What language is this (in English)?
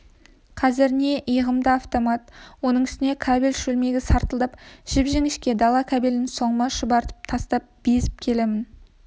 Kazakh